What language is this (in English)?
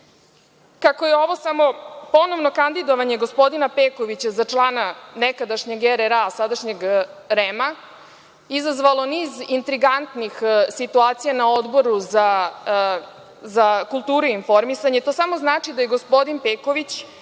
Serbian